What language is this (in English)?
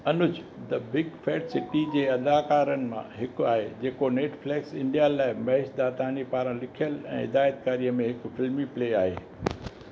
Sindhi